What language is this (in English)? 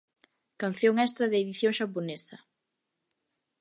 Galician